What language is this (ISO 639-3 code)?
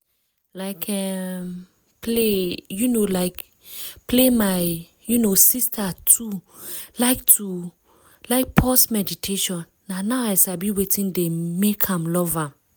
pcm